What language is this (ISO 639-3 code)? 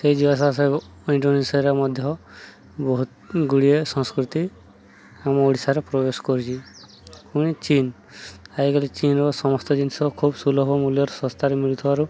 ori